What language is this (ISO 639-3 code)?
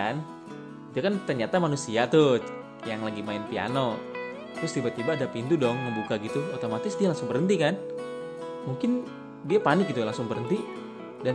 ind